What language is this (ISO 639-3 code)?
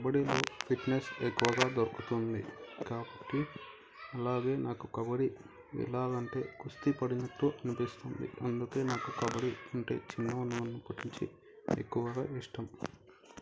tel